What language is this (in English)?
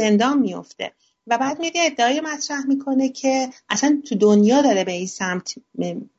Persian